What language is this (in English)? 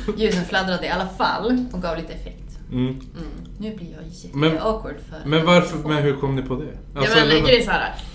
Swedish